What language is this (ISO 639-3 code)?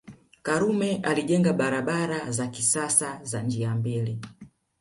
swa